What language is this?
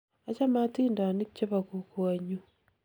Kalenjin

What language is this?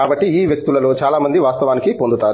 Telugu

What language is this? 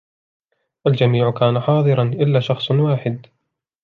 Arabic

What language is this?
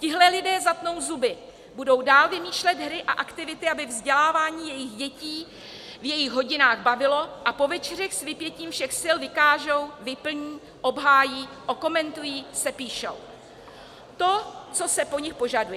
Czech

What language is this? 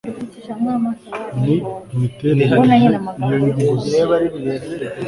Kinyarwanda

